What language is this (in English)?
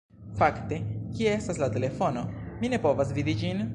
Esperanto